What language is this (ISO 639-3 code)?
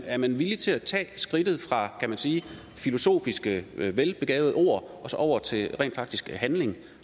dan